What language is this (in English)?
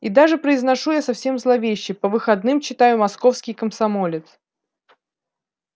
Russian